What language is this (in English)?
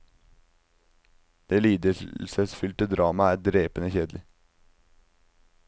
Norwegian